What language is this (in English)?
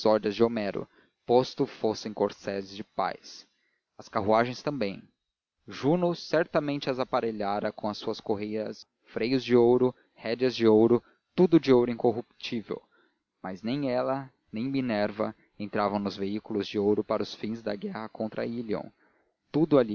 Portuguese